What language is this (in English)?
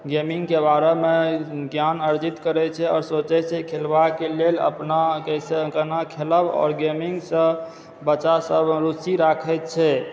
Maithili